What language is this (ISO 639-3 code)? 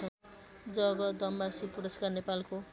nep